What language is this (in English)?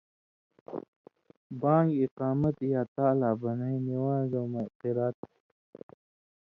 Indus Kohistani